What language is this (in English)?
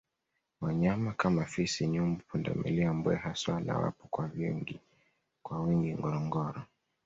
Swahili